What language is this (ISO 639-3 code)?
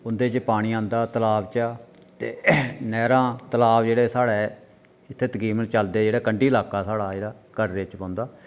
doi